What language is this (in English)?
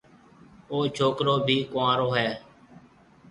Marwari (Pakistan)